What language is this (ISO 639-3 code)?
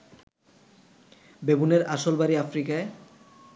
ben